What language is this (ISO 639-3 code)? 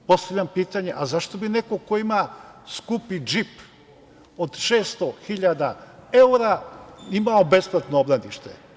srp